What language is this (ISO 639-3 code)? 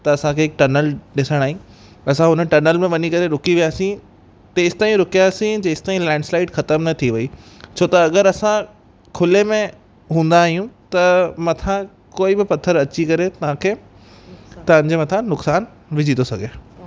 snd